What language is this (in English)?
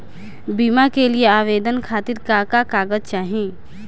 Bhojpuri